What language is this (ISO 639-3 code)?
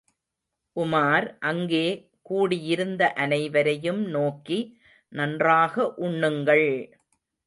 tam